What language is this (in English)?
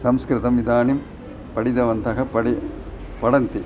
Sanskrit